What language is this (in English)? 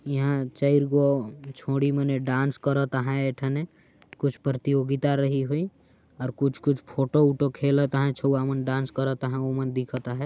Sadri